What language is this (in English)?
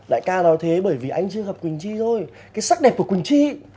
Vietnamese